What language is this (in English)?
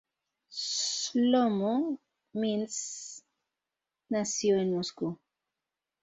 Spanish